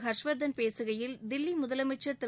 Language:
Tamil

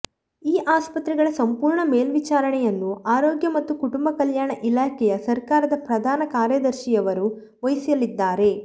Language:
Kannada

